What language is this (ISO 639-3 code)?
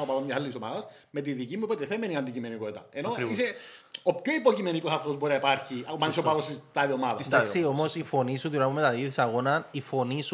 ell